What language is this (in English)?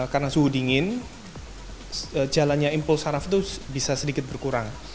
Indonesian